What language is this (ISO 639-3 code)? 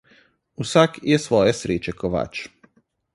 slv